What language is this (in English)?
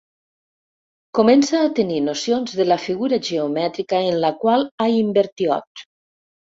Catalan